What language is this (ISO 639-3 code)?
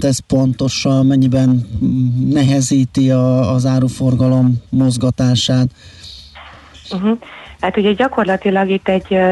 hun